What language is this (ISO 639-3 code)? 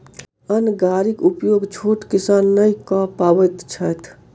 mai